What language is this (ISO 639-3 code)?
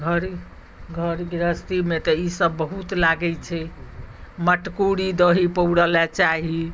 mai